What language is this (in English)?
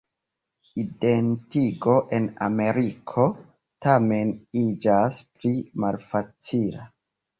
Esperanto